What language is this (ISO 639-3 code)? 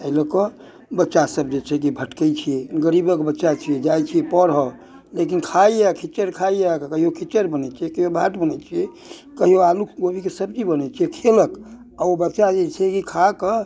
mai